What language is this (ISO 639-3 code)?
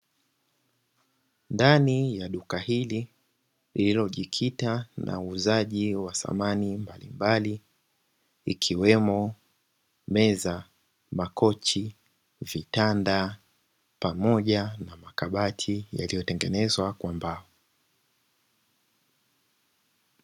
swa